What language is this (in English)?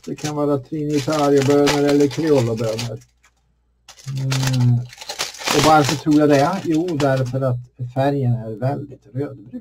Swedish